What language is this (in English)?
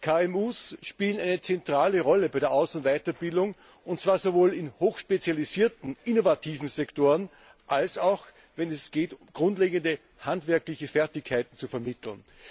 German